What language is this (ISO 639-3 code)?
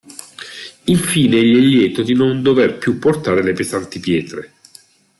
ita